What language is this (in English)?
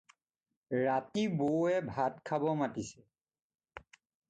Assamese